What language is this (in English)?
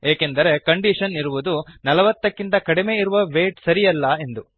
Kannada